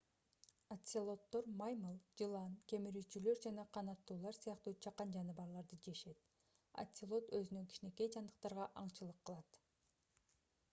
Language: Kyrgyz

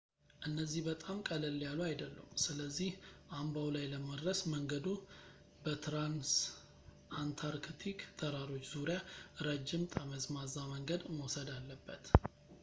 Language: Amharic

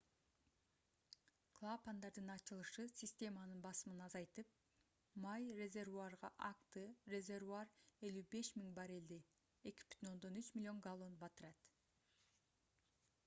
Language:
Kyrgyz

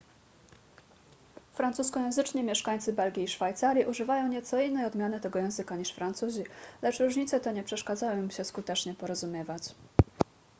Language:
Polish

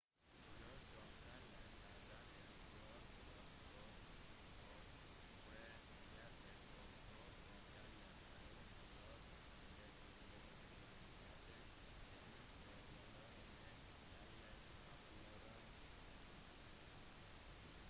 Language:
Norwegian Bokmål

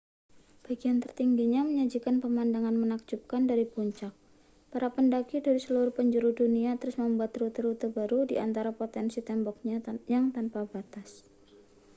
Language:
Indonesian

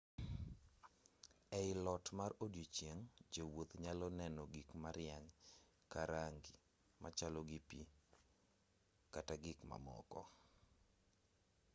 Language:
Luo (Kenya and Tanzania)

